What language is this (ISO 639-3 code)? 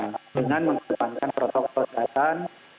ind